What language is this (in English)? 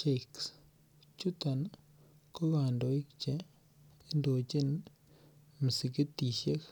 Kalenjin